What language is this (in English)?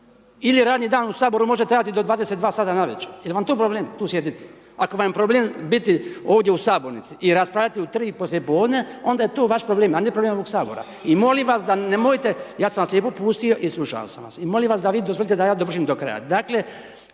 Croatian